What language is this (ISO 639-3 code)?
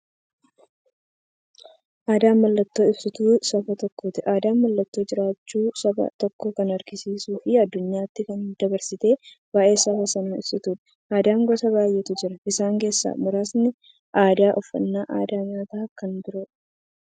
orm